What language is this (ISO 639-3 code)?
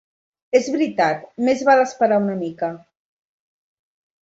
cat